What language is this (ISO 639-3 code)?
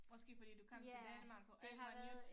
dan